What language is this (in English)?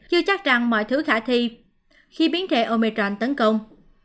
Vietnamese